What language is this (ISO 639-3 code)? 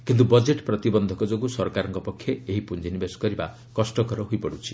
ori